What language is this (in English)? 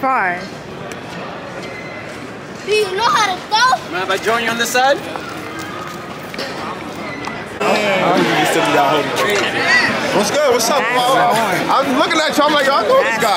English